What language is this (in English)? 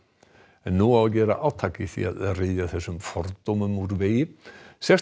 Icelandic